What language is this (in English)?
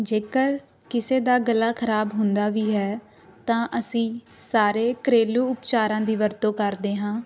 Punjabi